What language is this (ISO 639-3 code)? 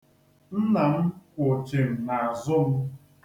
ibo